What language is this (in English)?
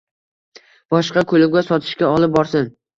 Uzbek